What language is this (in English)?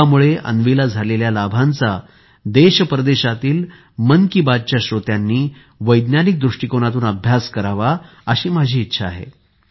Marathi